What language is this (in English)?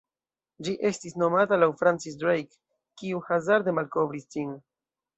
Esperanto